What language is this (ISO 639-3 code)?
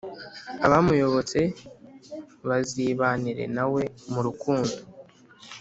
kin